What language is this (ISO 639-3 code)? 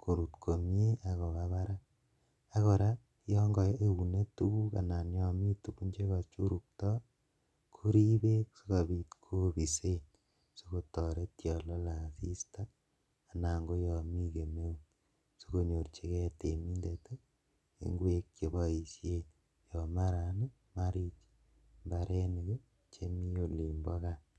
kln